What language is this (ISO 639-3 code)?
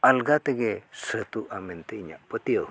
sat